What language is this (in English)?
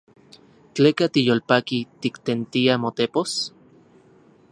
Central Puebla Nahuatl